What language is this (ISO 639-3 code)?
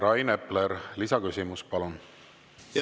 est